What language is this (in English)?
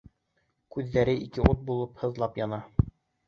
Bashkir